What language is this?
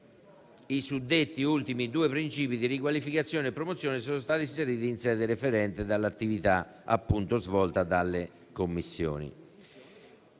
Italian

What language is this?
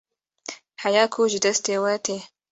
Kurdish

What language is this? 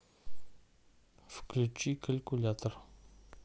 Russian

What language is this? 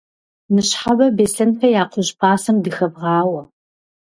Kabardian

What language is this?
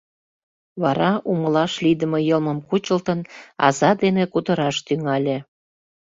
Mari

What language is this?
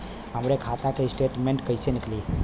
Bhojpuri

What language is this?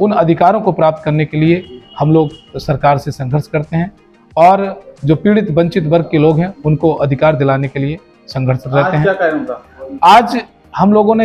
Hindi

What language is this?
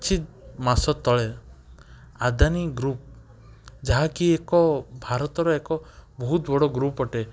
Odia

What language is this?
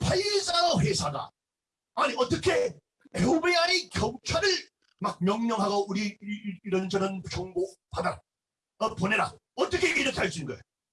Korean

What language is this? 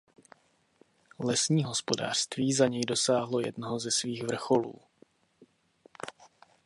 Czech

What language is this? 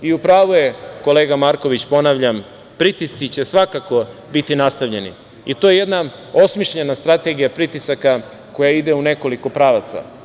Serbian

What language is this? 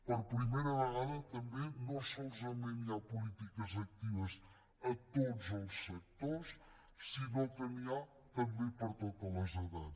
Catalan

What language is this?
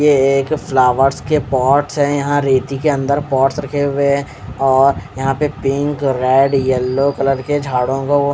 Hindi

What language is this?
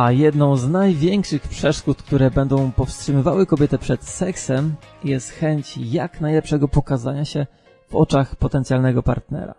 Polish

